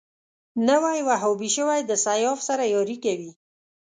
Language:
Pashto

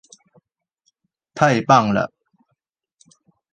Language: Chinese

